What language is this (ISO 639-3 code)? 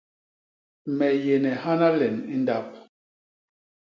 bas